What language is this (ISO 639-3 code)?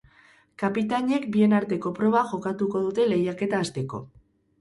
eus